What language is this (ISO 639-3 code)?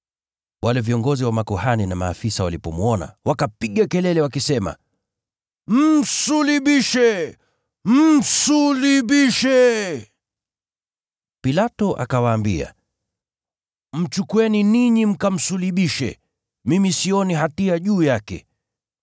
swa